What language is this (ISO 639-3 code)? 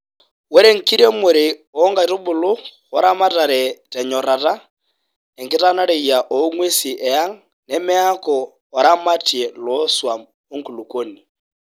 mas